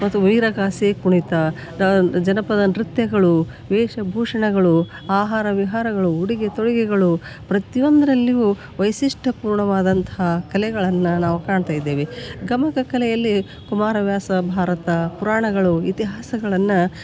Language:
Kannada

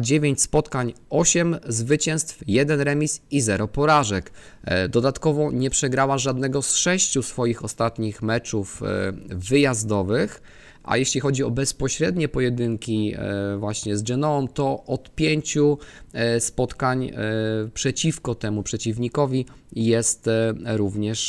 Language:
Polish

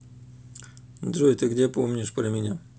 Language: Russian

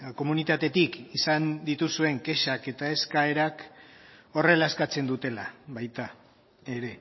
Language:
Basque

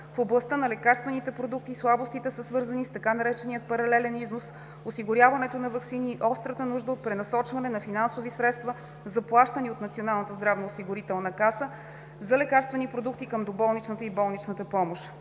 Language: Bulgarian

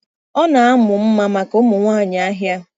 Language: Igbo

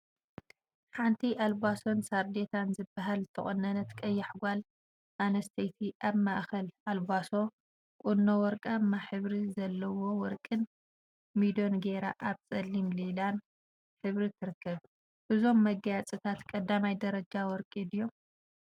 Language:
Tigrinya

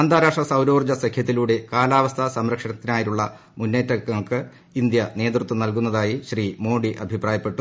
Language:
Malayalam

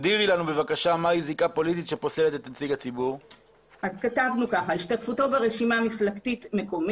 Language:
Hebrew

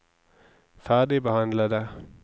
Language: Norwegian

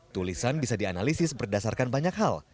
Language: Indonesian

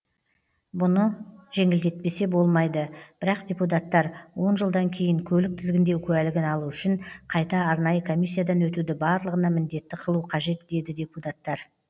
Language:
Kazakh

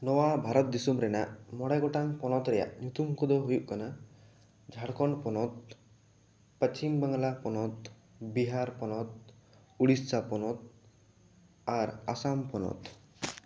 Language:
Santali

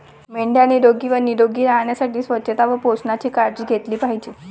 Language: Marathi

